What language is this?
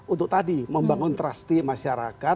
Indonesian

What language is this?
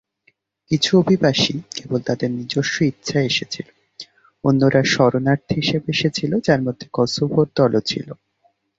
Bangla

